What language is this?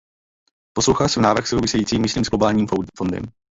Czech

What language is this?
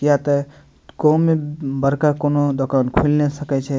Maithili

